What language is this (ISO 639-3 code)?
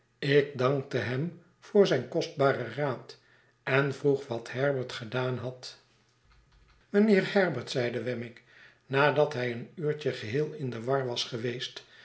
nld